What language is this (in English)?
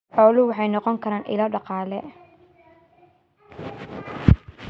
Somali